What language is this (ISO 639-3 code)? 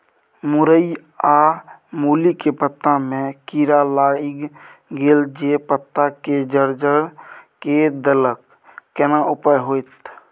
mai